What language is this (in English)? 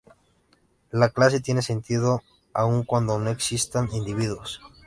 Spanish